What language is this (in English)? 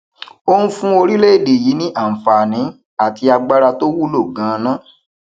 Yoruba